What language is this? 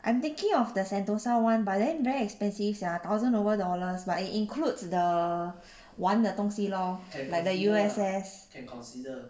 English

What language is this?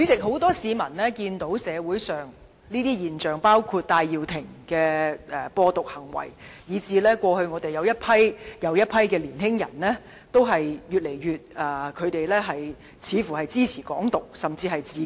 Cantonese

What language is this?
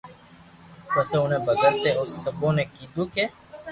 Loarki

